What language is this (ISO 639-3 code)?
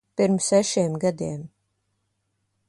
lav